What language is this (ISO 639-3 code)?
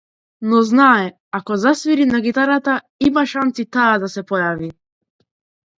mkd